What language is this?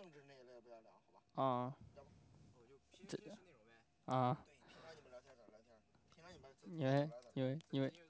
Chinese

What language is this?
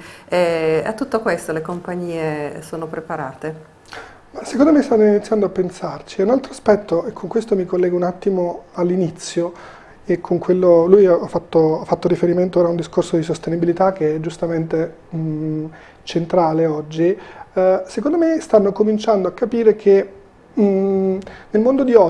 Italian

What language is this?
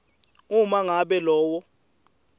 Swati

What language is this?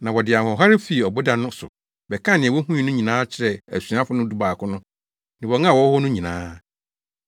Akan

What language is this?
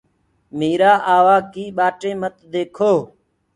Gurgula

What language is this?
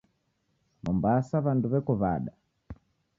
Taita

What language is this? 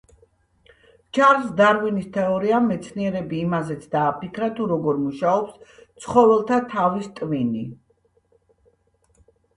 Georgian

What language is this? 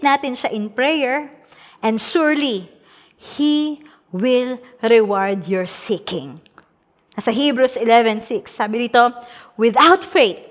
Filipino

